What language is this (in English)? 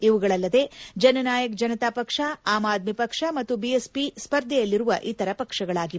Kannada